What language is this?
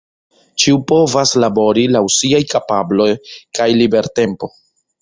Esperanto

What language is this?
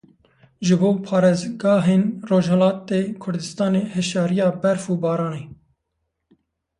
Kurdish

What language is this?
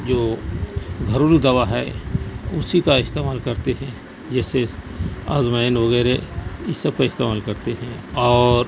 Urdu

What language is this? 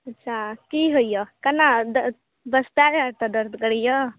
Maithili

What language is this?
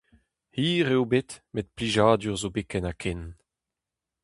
Breton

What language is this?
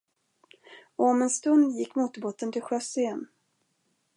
Swedish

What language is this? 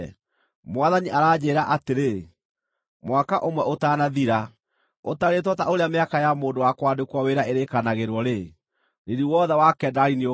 Kikuyu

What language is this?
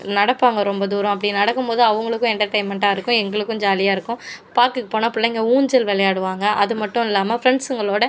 Tamil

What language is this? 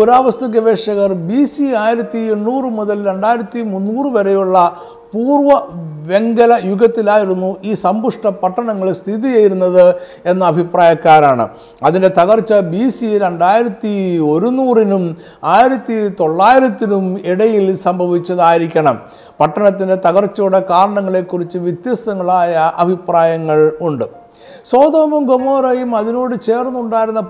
Malayalam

